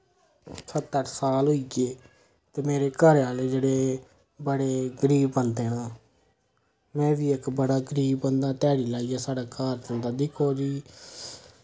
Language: Dogri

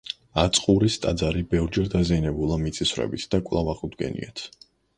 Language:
Georgian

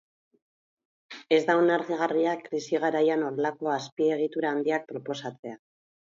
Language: Basque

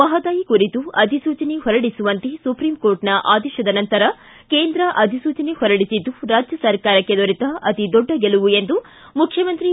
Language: Kannada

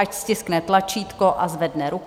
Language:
Czech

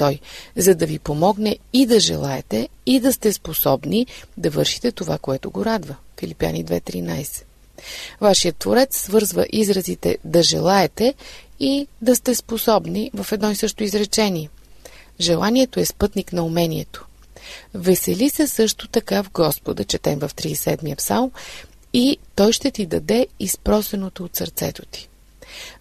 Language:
Bulgarian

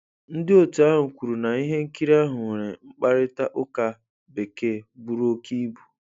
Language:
Igbo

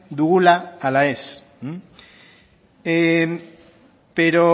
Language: Basque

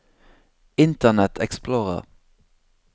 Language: Norwegian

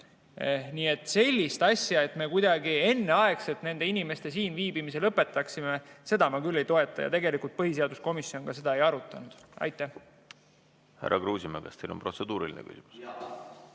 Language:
Estonian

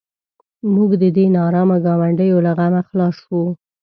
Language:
Pashto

